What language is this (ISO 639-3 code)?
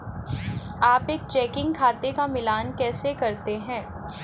hin